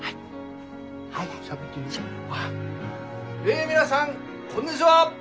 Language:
Japanese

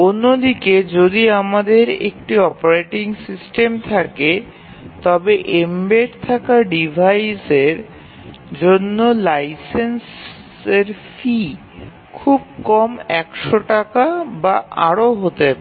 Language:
Bangla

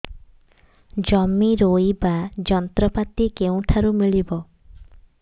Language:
Odia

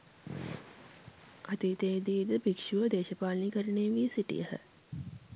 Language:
Sinhala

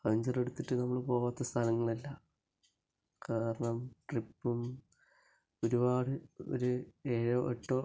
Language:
Malayalam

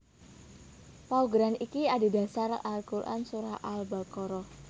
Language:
Javanese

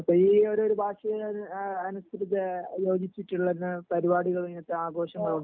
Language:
Malayalam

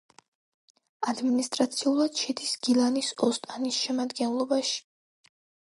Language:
Georgian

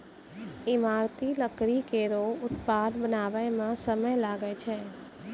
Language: Maithili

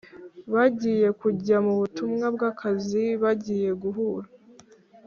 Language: Kinyarwanda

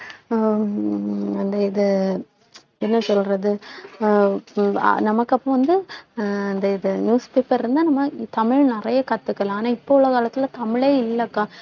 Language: Tamil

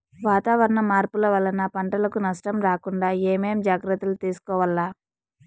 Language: Telugu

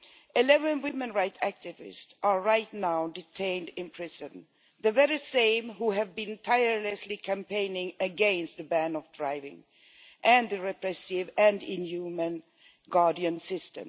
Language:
English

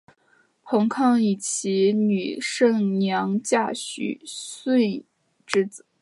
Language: Chinese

